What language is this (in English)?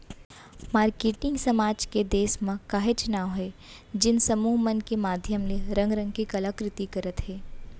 Chhattisgarhi